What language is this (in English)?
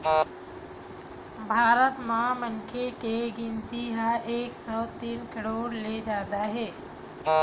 Chhattisgarhi